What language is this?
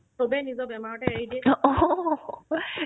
Assamese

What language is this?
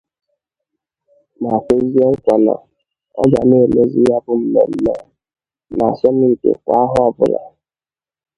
Igbo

